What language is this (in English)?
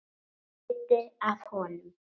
Icelandic